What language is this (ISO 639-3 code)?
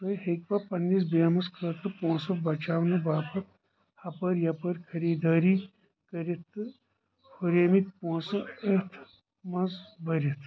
kas